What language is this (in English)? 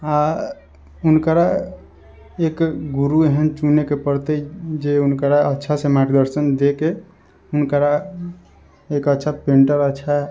Maithili